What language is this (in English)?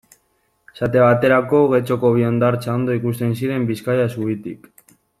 Basque